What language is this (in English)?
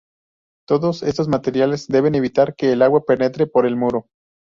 Spanish